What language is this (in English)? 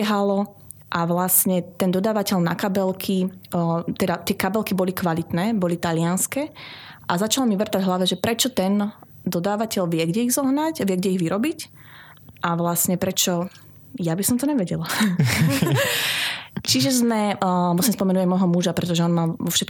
Slovak